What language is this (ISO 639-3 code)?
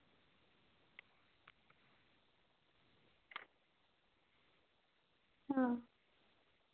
sat